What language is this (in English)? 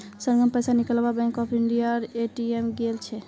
Magahi